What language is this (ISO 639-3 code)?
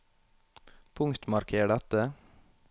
nor